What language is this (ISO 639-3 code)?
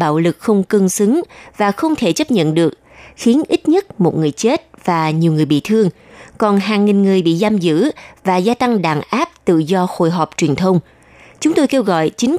vie